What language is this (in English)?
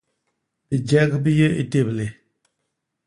Basaa